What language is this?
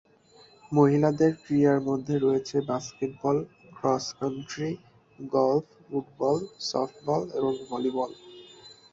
Bangla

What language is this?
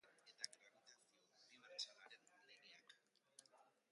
Basque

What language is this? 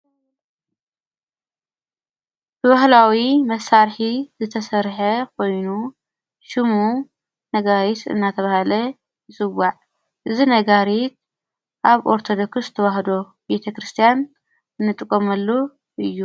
Tigrinya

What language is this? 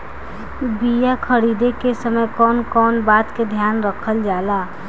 Bhojpuri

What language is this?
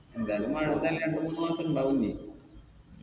Malayalam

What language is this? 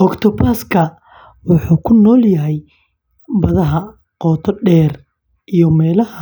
Somali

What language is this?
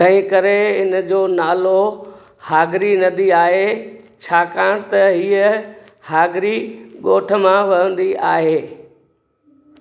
Sindhi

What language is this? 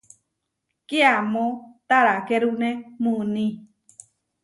Huarijio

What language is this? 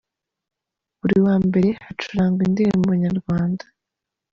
Kinyarwanda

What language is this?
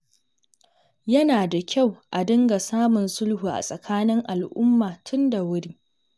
Hausa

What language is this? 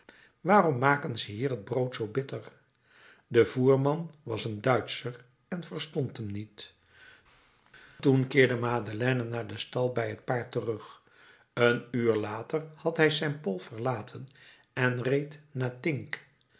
Dutch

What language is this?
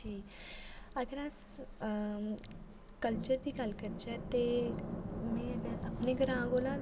Dogri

